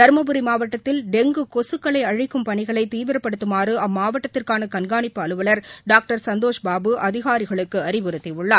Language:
Tamil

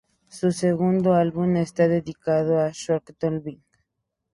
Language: Spanish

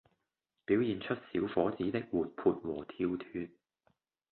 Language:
Cantonese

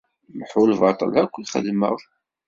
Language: Kabyle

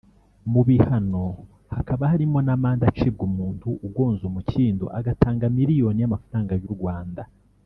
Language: Kinyarwanda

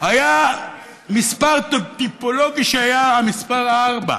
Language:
Hebrew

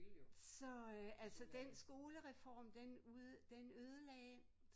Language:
Danish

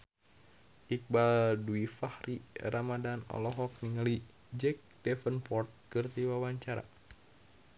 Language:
Sundanese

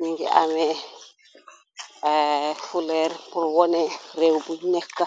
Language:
Wolof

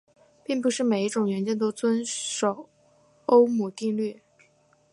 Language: Chinese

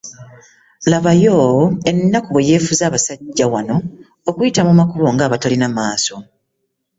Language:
Ganda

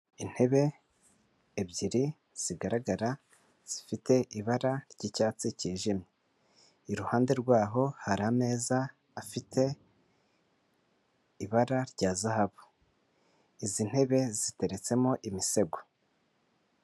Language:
Kinyarwanda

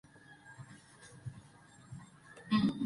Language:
Spanish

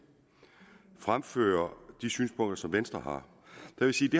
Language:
Danish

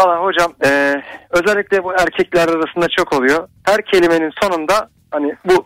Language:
Turkish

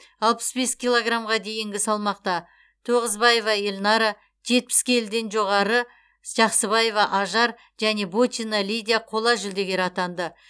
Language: Kazakh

